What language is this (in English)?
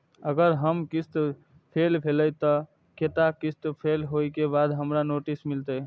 Maithili